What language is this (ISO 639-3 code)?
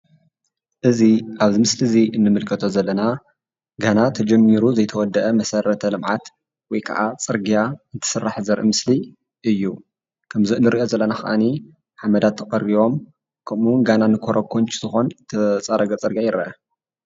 tir